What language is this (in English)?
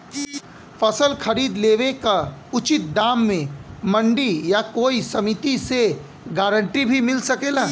Bhojpuri